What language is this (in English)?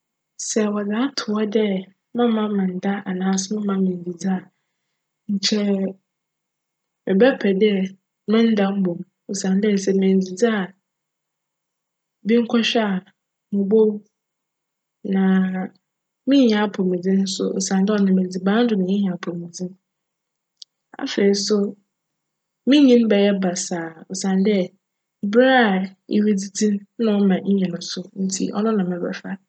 Akan